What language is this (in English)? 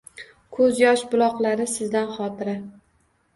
Uzbek